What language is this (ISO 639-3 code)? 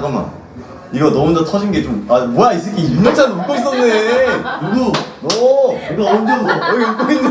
kor